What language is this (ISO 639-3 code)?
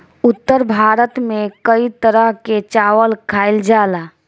bho